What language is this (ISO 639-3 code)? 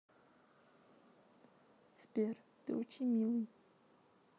rus